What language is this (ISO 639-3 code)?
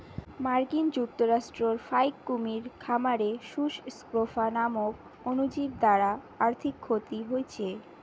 ben